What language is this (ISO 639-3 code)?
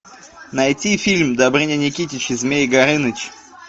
rus